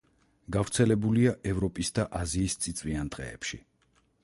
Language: Georgian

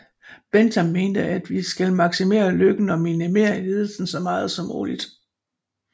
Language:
Danish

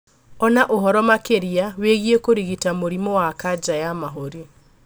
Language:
Kikuyu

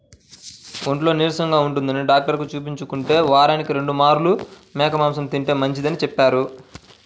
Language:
Telugu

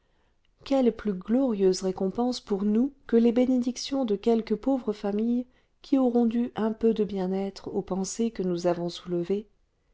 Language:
French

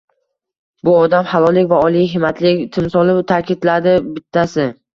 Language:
Uzbek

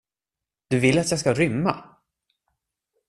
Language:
Swedish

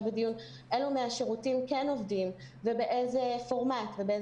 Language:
Hebrew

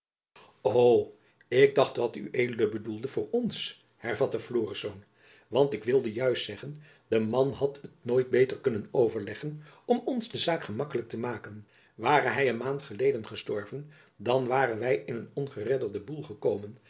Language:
Dutch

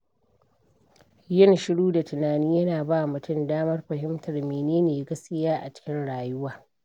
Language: Hausa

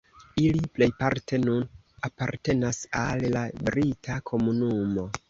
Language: Esperanto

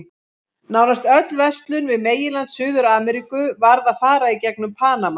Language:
Icelandic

